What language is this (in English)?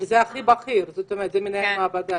Hebrew